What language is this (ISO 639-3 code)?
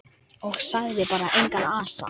isl